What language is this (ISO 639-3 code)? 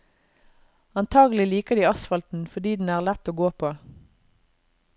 nor